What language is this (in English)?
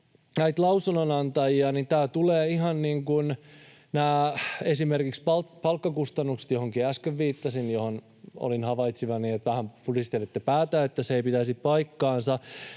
Finnish